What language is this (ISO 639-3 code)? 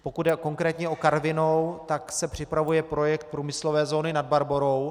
ces